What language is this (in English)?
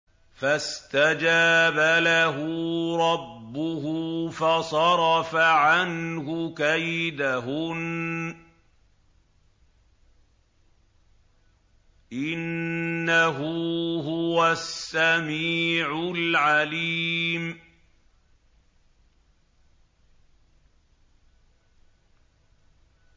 Arabic